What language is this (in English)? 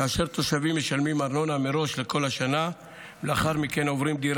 Hebrew